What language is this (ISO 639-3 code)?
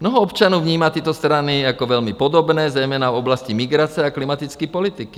ces